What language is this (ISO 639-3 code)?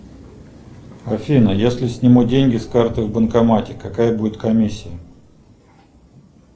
rus